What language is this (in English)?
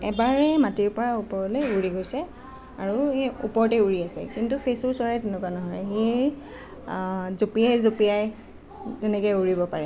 Assamese